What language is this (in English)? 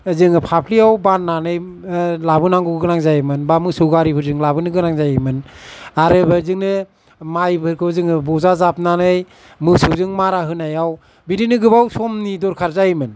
Bodo